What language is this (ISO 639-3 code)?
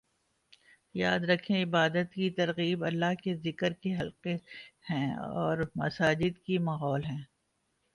urd